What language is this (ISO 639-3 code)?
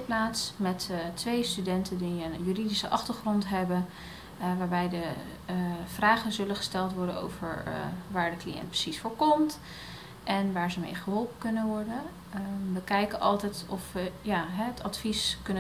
nld